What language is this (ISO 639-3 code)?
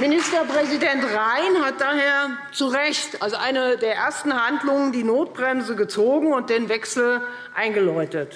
deu